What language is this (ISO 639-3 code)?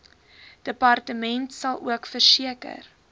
afr